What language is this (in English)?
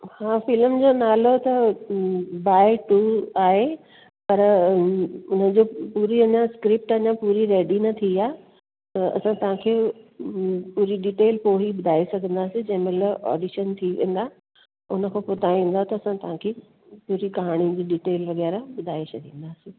Sindhi